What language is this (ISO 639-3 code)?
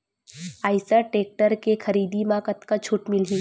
hne